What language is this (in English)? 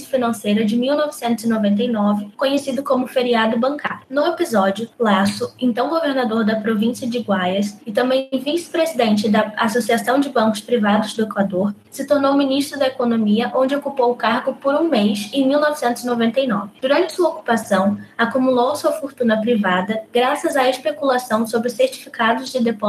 Portuguese